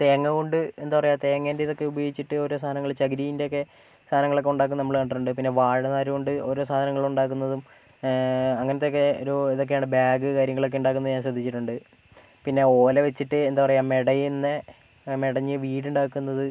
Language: Malayalam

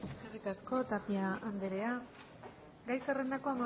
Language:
Basque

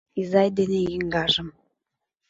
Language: Mari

